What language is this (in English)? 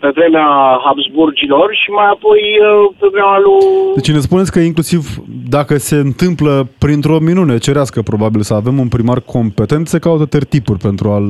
Romanian